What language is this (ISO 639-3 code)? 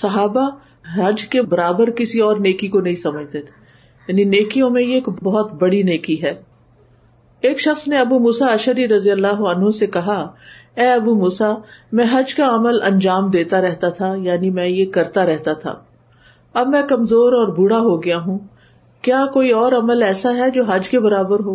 urd